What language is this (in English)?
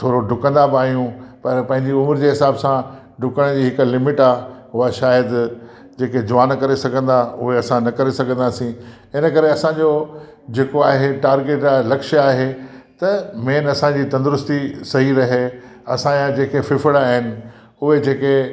Sindhi